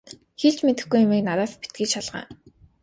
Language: Mongolian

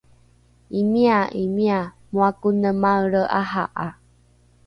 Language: Rukai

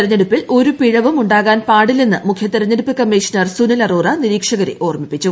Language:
Malayalam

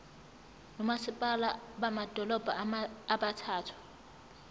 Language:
Zulu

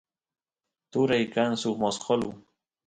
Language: Santiago del Estero Quichua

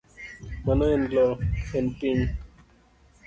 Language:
Luo (Kenya and Tanzania)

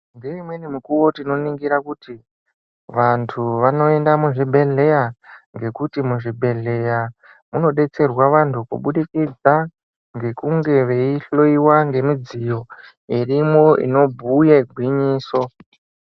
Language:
Ndau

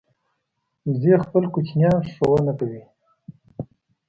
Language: Pashto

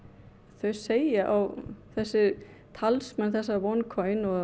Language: Icelandic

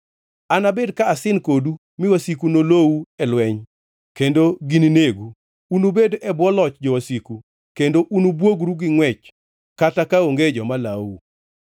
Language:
Luo (Kenya and Tanzania)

